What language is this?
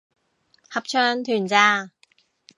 Cantonese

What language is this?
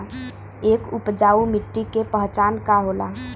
Bhojpuri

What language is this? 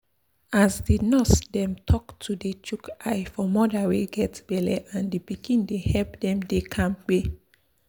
Nigerian Pidgin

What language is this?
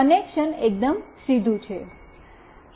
Gujarati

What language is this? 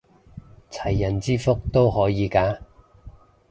Cantonese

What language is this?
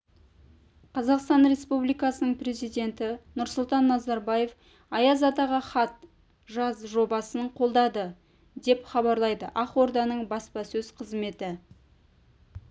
Kazakh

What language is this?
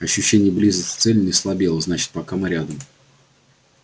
Russian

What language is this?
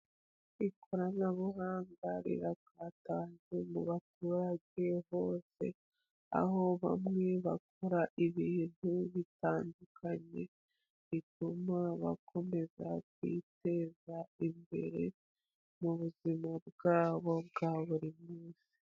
Kinyarwanda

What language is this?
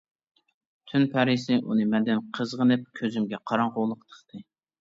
Uyghur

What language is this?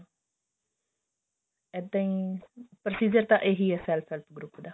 Punjabi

